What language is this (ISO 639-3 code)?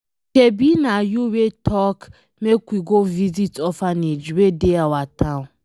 pcm